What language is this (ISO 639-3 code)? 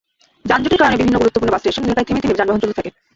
ben